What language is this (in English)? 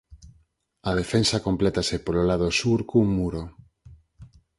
Galician